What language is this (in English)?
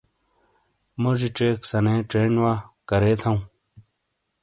Shina